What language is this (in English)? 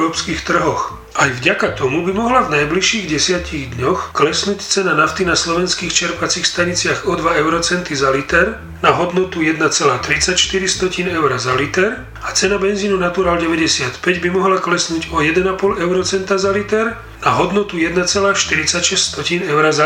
Slovak